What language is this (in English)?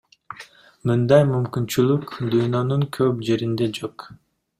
Kyrgyz